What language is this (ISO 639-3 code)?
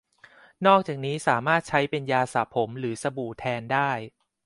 tha